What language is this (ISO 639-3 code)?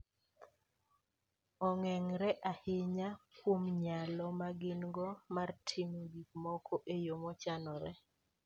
luo